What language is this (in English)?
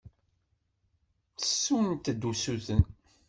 Kabyle